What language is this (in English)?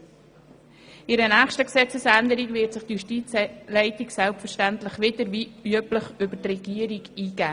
Swiss German